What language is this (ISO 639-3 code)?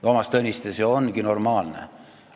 est